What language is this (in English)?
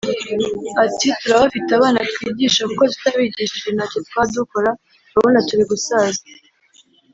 Kinyarwanda